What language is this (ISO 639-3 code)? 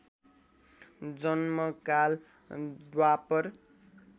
nep